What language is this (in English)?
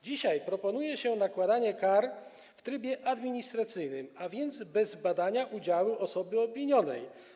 Polish